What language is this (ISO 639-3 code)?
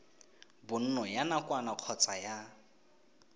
tsn